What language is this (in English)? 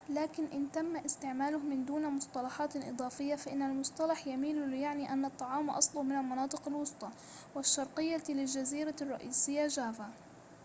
Arabic